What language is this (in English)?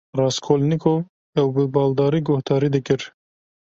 Kurdish